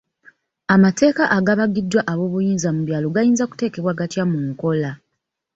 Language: Ganda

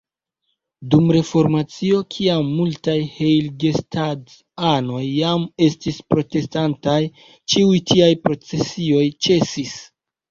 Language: Esperanto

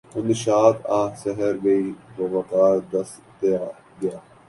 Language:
Urdu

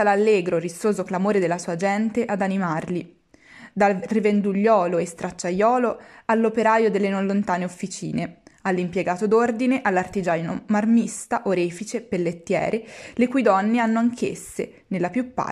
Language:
Italian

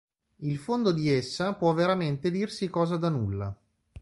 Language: Italian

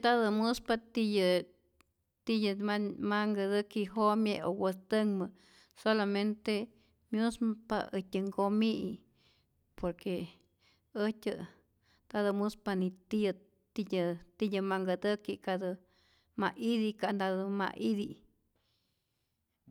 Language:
Rayón Zoque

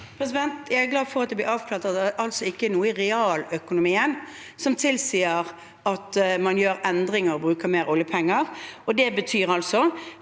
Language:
Norwegian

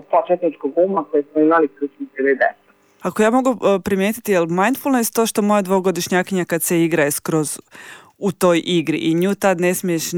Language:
Croatian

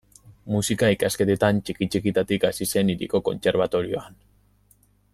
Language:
Basque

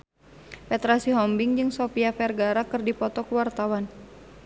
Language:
Sundanese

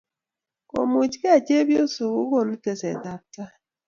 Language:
Kalenjin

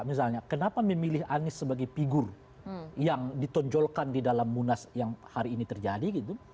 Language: Indonesian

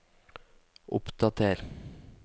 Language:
Norwegian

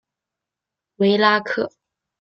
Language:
Chinese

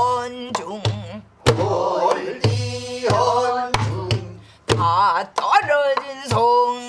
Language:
Korean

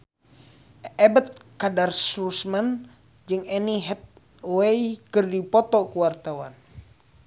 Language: Sundanese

